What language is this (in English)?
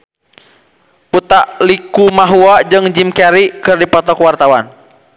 Sundanese